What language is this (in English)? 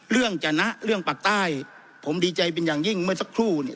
Thai